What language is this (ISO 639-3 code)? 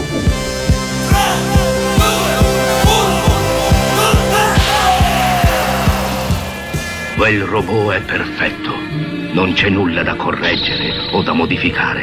ita